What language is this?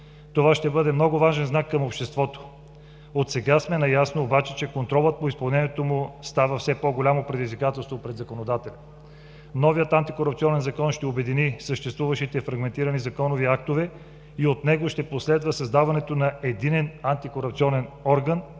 Bulgarian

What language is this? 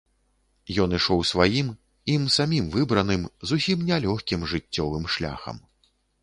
Belarusian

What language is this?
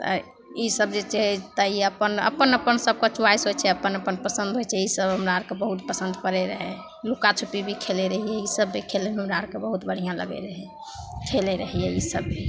Maithili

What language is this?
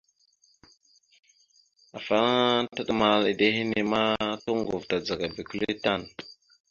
Mada (Cameroon)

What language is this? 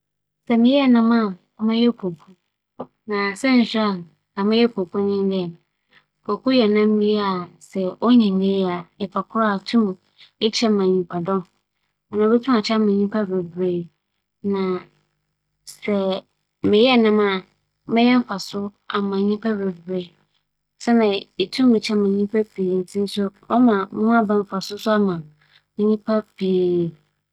Akan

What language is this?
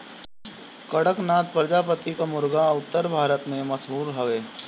Bhojpuri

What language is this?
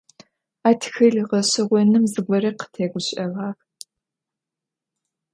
Adyghe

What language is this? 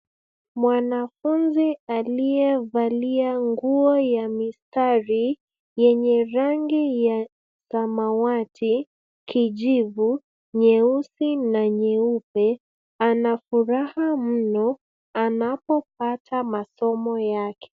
Swahili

